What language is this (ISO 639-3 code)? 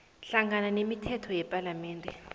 nbl